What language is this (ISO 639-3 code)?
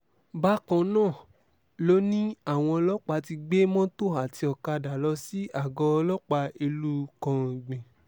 yor